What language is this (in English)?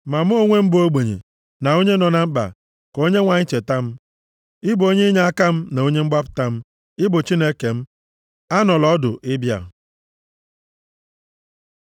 Igbo